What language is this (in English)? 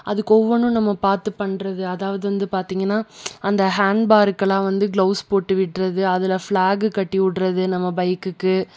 Tamil